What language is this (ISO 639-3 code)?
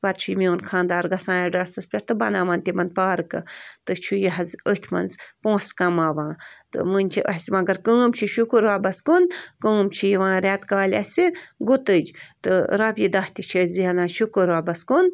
kas